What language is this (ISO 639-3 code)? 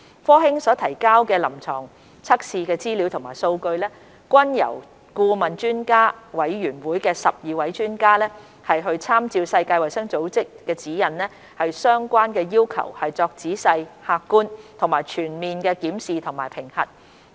yue